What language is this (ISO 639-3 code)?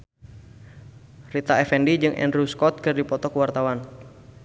sun